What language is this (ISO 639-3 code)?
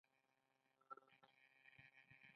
pus